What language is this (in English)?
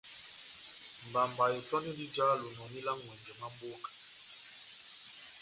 Batanga